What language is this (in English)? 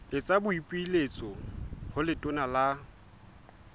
Southern Sotho